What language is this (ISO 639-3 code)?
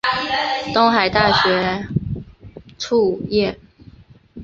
zho